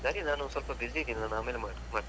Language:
Kannada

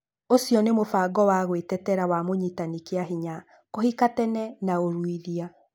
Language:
Kikuyu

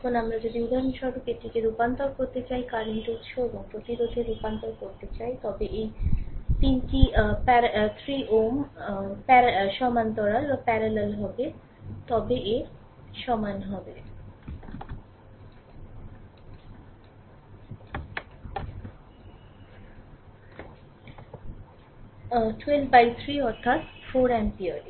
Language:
Bangla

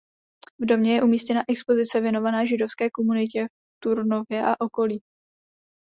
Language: Czech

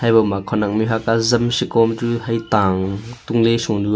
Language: Wancho Naga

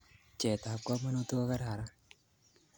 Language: Kalenjin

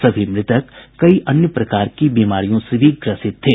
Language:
Hindi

